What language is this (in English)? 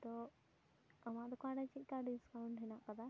Santali